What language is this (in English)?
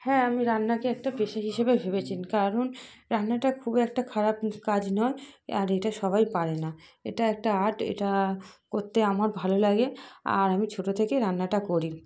Bangla